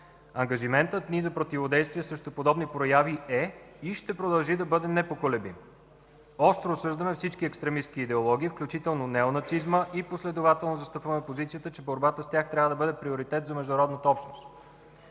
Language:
Bulgarian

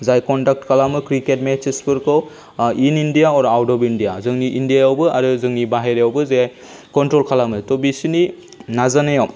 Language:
Bodo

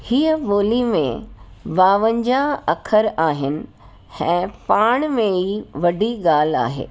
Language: Sindhi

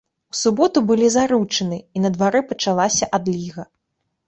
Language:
Belarusian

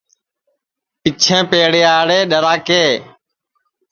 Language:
Sansi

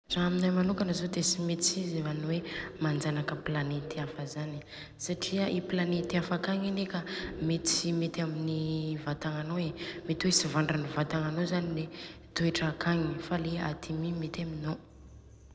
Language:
Southern Betsimisaraka Malagasy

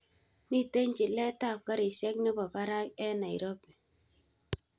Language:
Kalenjin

